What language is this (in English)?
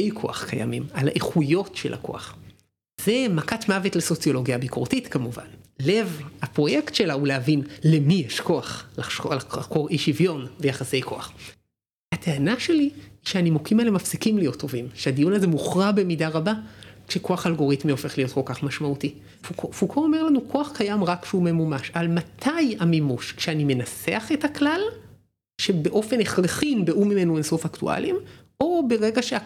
Hebrew